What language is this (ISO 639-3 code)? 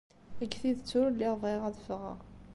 kab